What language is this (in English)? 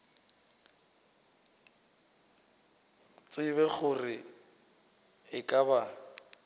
Northern Sotho